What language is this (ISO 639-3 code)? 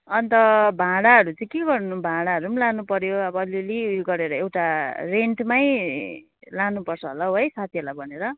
nep